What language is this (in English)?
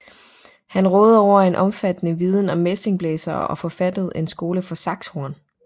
Danish